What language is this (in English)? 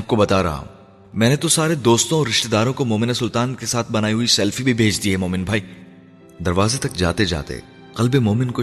Urdu